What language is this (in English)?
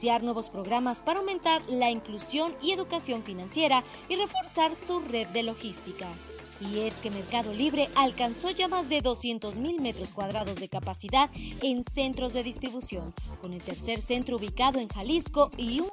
Spanish